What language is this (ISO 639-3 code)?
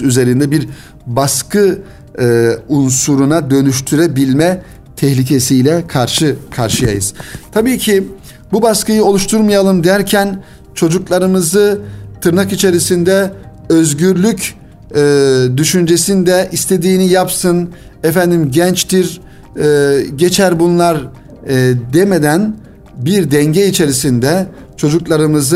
tur